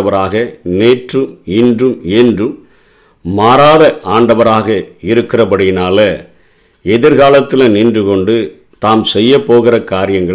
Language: Tamil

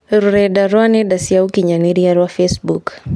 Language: Kikuyu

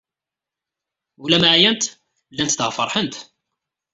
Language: Kabyle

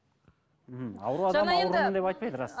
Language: Kazakh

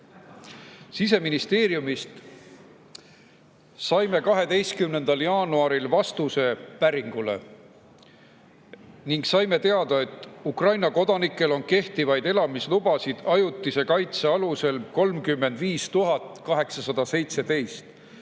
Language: Estonian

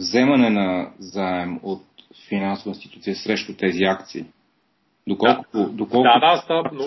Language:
Bulgarian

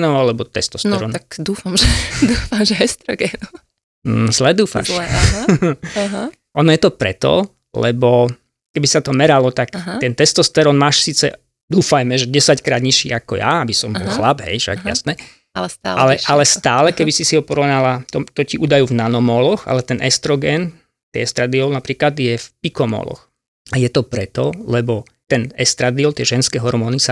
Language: Slovak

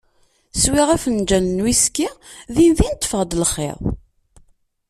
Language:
Kabyle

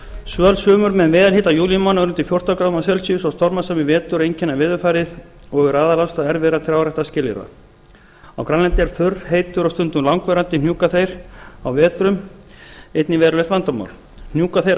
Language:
Icelandic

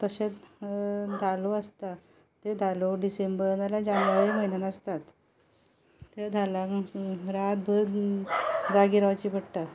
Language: Konkani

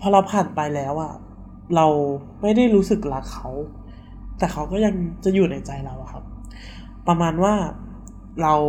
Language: Thai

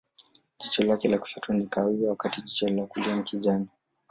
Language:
Swahili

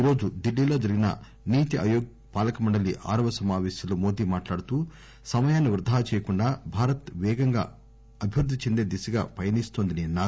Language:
Telugu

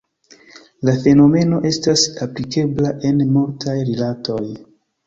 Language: Esperanto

